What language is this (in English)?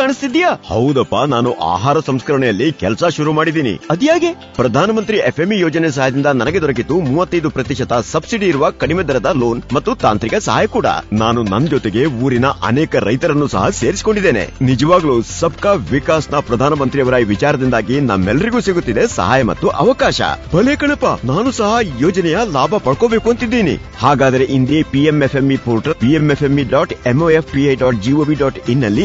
Kannada